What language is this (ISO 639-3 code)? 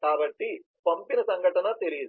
tel